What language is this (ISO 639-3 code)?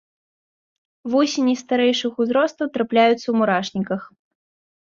bel